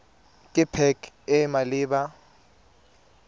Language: Tswana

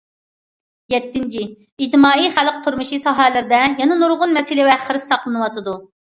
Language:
Uyghur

